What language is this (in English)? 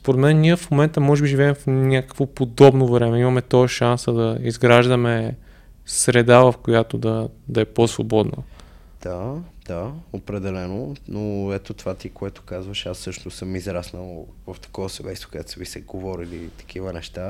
Bulgarian